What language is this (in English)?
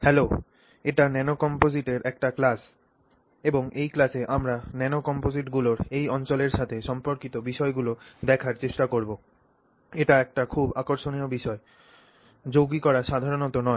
Bangla